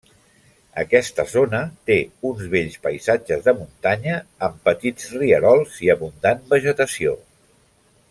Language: Catalan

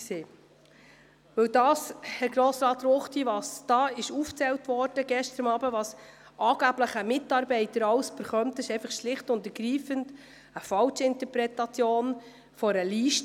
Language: Swiss German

